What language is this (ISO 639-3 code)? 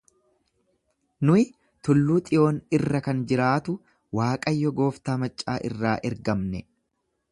orm